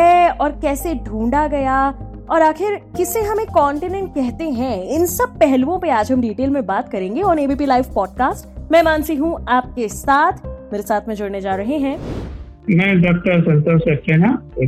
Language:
Hindi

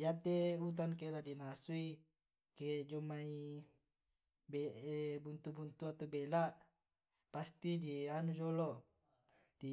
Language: Tae'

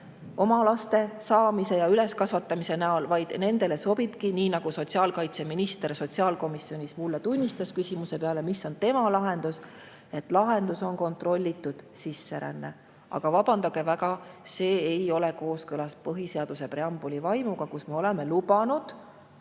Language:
Estonian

